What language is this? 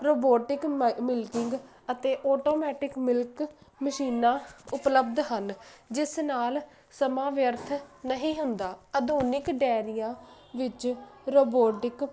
Punjabi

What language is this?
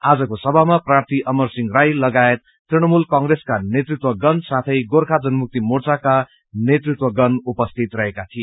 Nepali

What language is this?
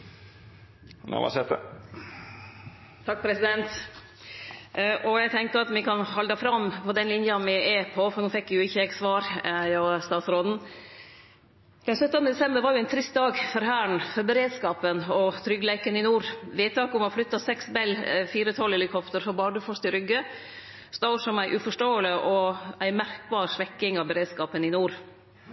Norwegian Nynorsk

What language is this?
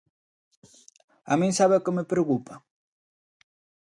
Galician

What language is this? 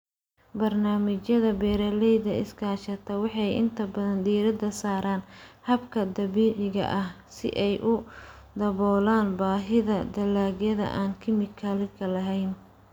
Somali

